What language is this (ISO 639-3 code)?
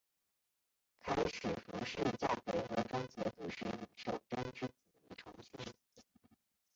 zho